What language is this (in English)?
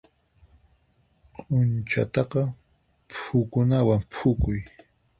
Puno Quechua